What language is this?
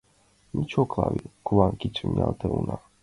Mari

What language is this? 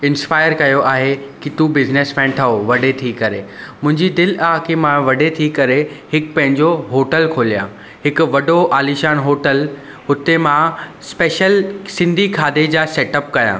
Sindhi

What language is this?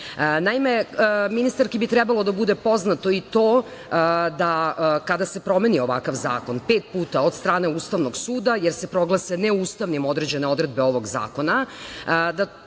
Serbian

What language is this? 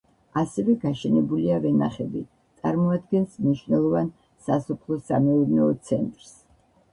Georgian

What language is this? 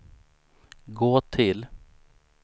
Swedish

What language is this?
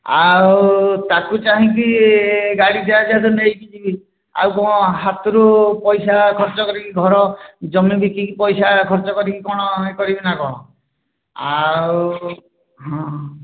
Odia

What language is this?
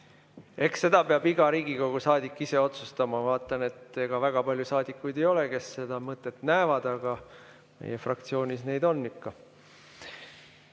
Estonian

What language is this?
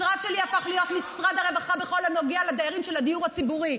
Hebrew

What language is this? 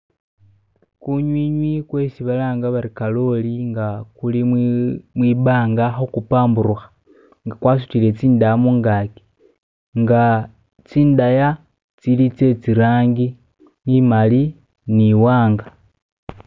Masaaba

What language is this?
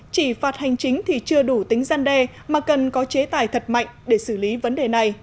Vietnamese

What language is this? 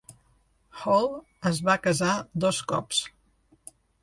Catalan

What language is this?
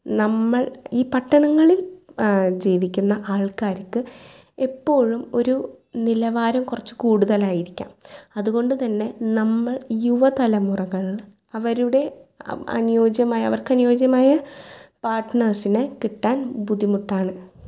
Malayalam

